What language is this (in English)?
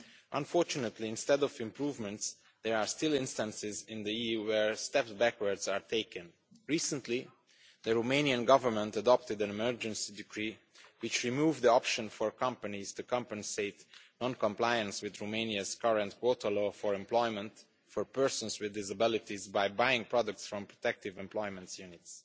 English